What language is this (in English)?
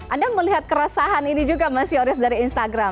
Indonesian